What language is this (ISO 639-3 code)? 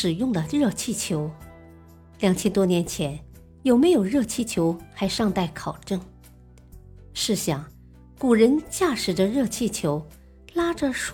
zho